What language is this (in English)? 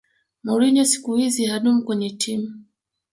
Swahili